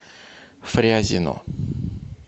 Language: Russian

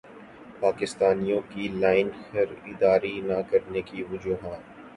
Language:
Urdu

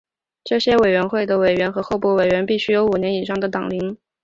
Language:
Chinese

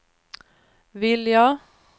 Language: Swedish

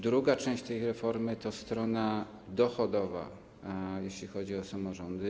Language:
Polish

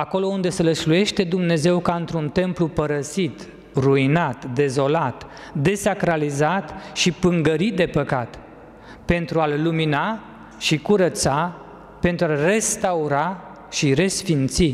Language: Romanian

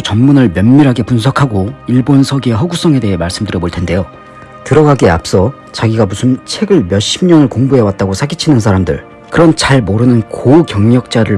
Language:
Korean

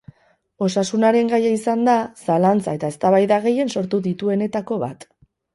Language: Basque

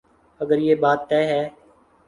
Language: Urdu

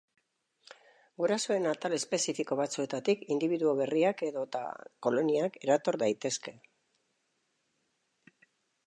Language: Basque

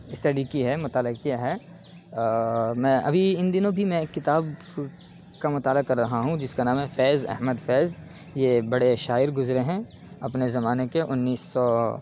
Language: Urdu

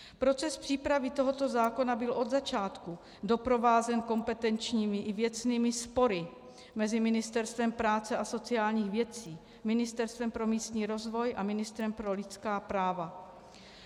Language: Czech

